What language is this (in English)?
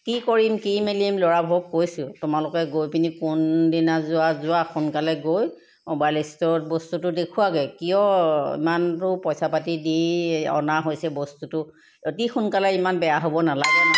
Assamese